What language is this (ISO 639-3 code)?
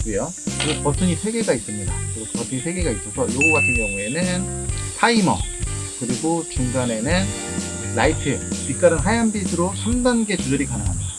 kor